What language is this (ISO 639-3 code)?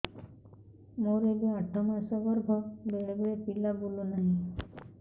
ori